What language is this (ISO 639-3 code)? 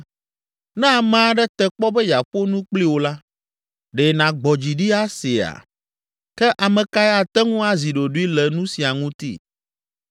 ewe